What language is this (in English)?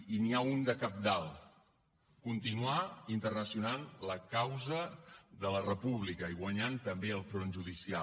Catalan